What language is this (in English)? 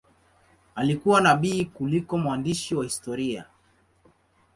Swahili